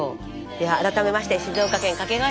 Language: Japanese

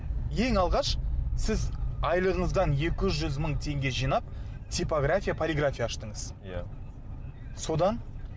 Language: Kazakh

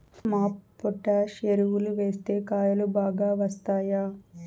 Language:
Telugu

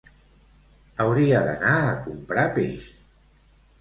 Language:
Catalan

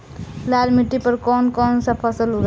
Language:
Bhojpuri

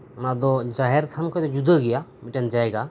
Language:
Santali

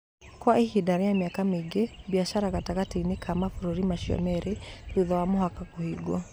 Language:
Kikuyu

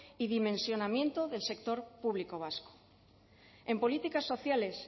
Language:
Spanish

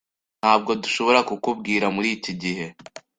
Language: Kinyarwanda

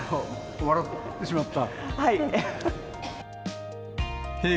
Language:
Japanese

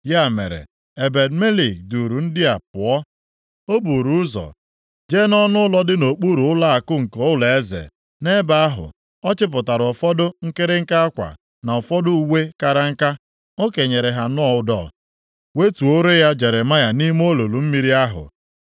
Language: Igbo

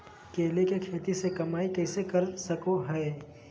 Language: Magahi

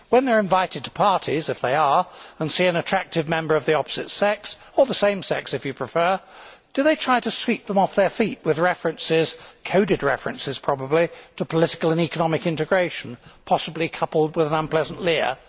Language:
English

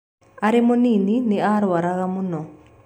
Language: Kikuyu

